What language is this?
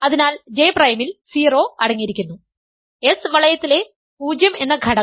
Malayalam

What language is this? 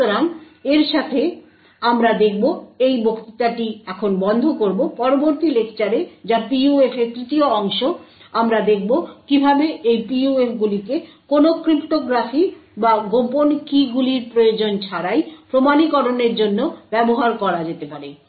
Bangla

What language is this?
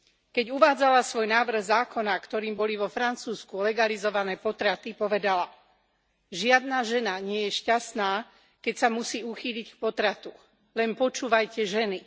Slovak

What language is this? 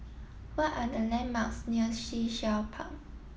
English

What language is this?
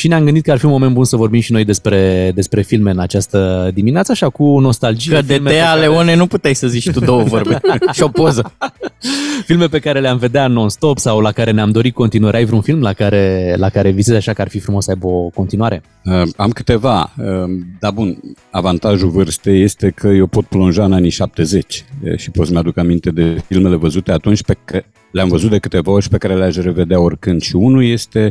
Romanian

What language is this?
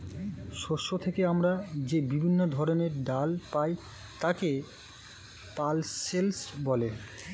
Bangla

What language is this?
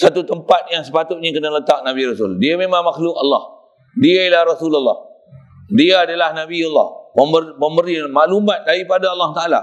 Malay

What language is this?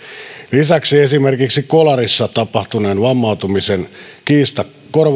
Finnish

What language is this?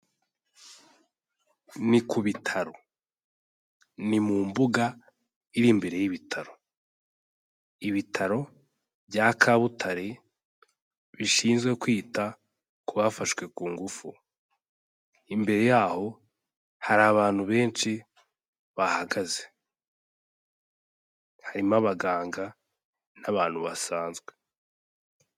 Kinyarwanda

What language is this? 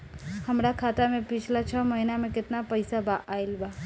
Bhojpuri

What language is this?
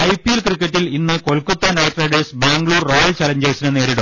Malayalam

